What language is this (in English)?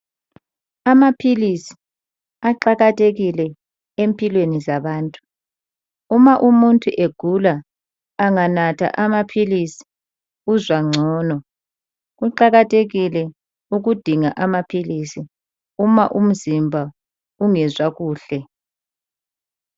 North Ndebele